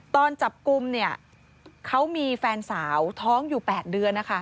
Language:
Thai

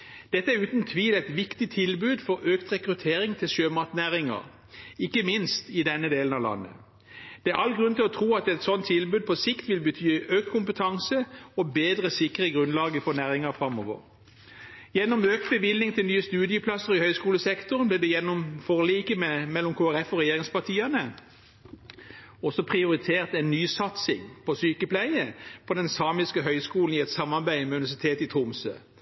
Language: Norwegian Bokmål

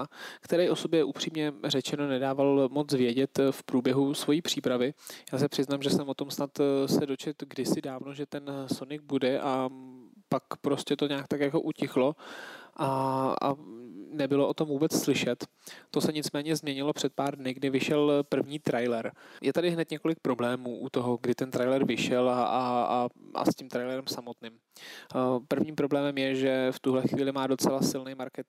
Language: Czech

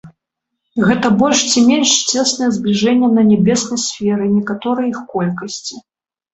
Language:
Belarusian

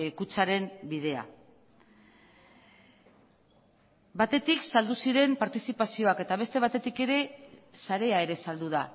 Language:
Basque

